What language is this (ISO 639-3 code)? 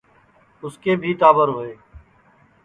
ssi